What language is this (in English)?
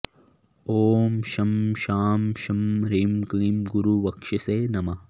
Sanskrit